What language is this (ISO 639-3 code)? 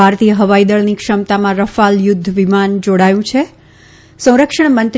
guj